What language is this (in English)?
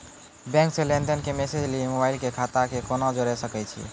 Maithili